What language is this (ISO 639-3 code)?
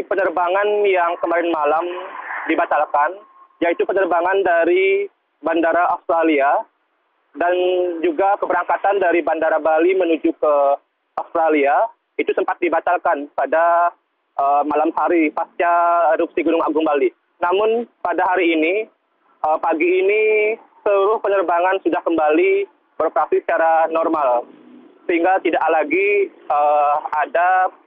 ind